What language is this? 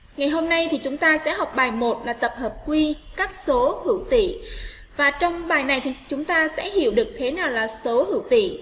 Vietnamese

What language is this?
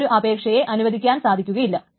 Malayalam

